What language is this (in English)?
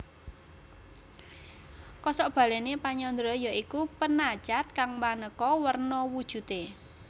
Javanese